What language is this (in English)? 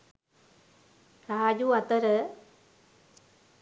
Sinhala